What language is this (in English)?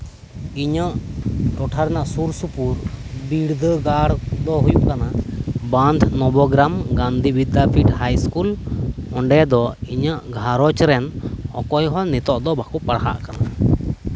Santali